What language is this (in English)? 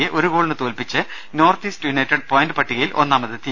Malayalam